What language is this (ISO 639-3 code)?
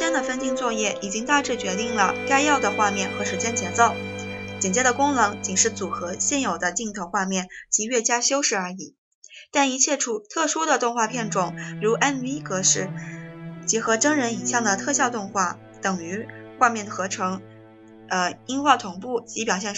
zho